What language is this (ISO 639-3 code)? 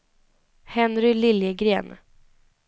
swe